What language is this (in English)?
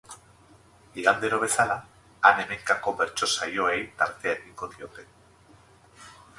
Basque